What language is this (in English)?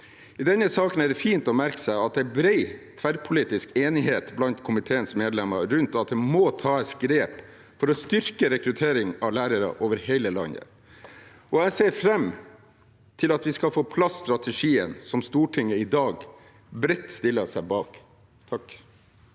Norwegian